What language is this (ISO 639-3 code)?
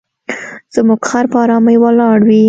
pus